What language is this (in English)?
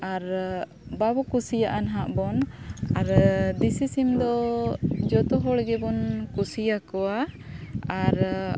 Santali